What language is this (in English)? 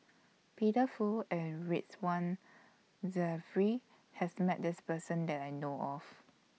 English